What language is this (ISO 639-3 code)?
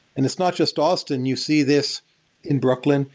eng